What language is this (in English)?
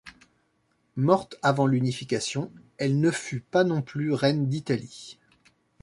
French